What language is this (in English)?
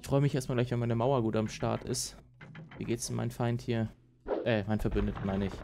German